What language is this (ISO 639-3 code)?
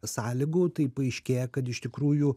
lit